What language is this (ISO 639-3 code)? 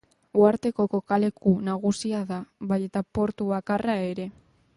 eus